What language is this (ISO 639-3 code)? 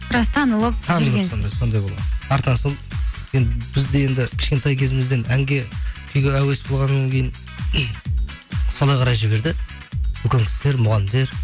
kaz